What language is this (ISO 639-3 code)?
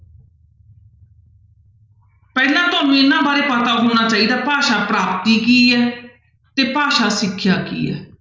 pan